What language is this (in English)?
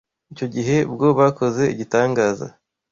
Kinyarwanda